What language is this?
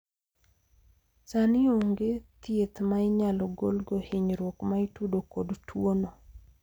Luo (Kenya and Tanzania)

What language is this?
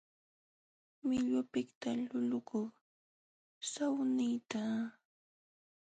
Jauja Wanca Quechua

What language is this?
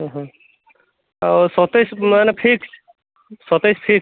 Odia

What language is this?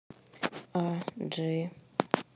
Russian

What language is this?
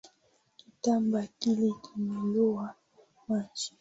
Swahili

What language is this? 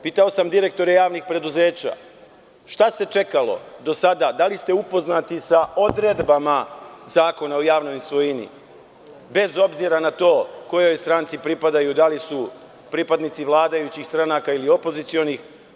Serbian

